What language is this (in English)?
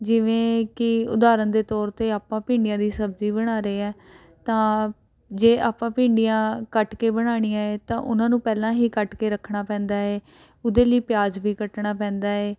Punjabi